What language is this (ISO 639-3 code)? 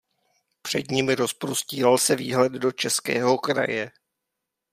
ces